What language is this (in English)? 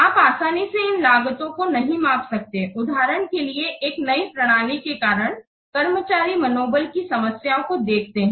Hindi